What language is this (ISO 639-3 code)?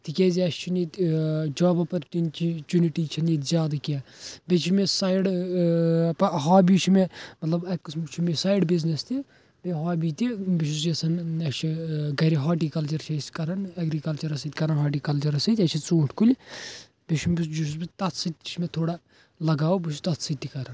kas